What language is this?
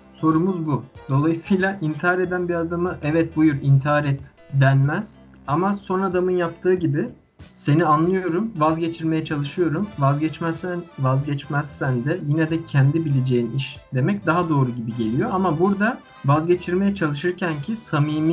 Turkish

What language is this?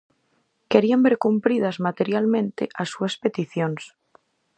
Galician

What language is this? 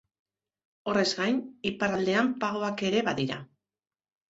Basque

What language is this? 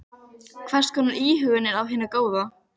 Icelandic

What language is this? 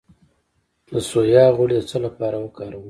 Pashto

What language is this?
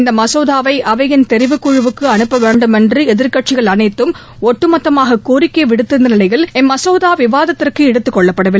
Tamil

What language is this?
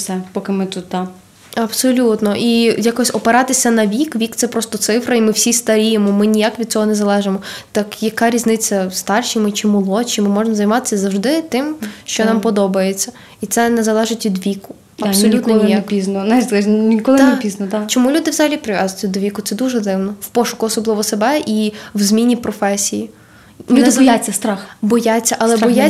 Ukrainian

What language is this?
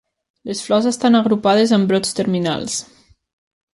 Catalan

